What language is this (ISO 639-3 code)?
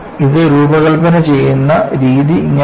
mal